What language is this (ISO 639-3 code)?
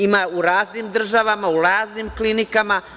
srp